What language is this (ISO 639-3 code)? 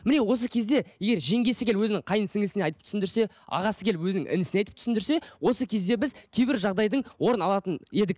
kaz